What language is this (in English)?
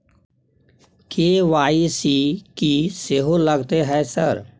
Maithili